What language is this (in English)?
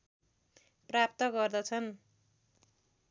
Nepali